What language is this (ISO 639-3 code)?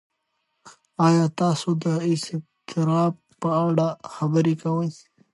pus